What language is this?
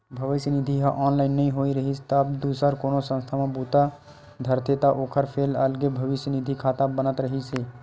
Chhattisgarhi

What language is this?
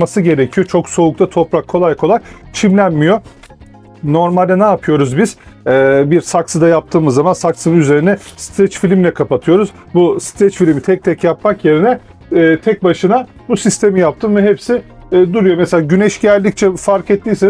Turkish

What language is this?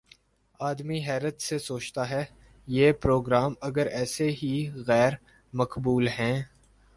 Urdu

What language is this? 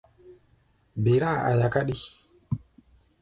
Gbaya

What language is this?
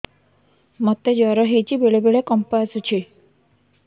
Odia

